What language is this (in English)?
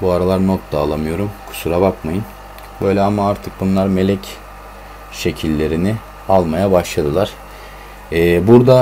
Turkish